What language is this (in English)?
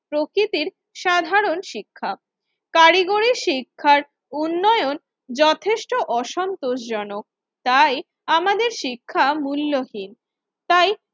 Bangla